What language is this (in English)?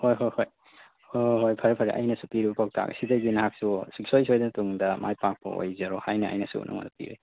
Manipuri